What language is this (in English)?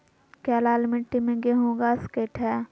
Magahi